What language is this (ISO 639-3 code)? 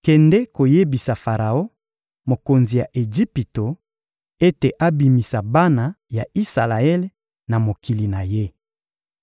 lin